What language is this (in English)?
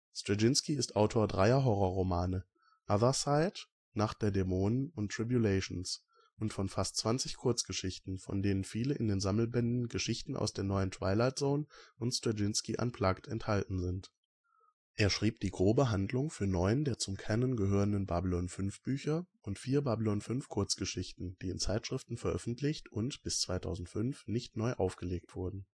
German